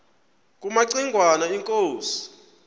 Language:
Xhosa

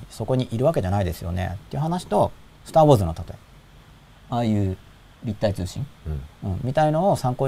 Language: Japanese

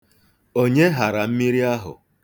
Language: Igbo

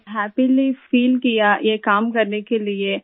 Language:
Urdu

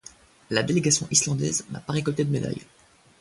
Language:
French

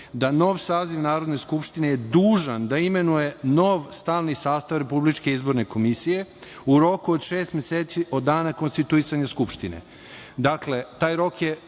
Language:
Serbian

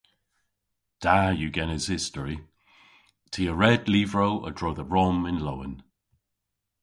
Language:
Cornish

